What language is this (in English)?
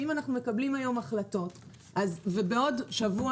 Hebrew